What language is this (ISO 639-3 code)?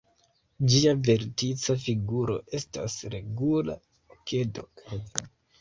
epo